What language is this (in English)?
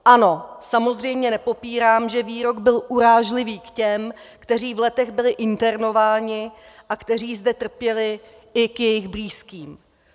Czech